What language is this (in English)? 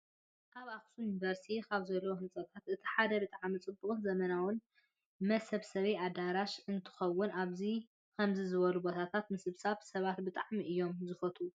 Tigrinya